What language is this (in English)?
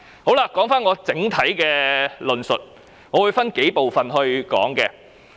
Cantonese